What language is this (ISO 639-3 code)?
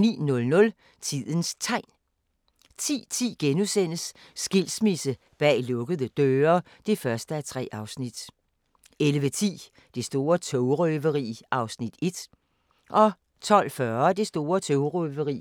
dan